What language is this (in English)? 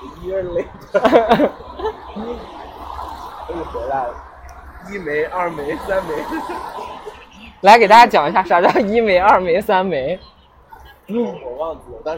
Chinese